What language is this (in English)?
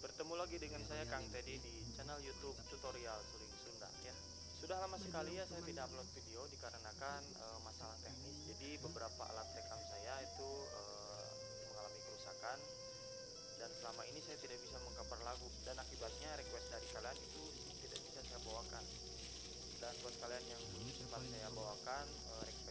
Indonesian